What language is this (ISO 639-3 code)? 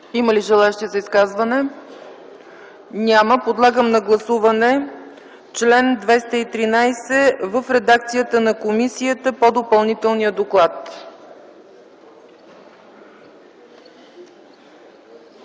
bul